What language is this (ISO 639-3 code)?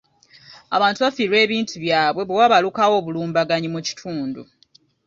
lug